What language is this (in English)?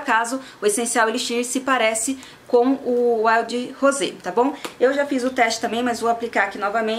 Portuguese